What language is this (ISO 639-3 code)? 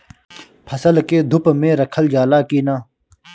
bho